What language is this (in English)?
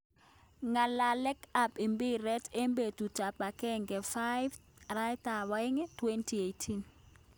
Kalenjin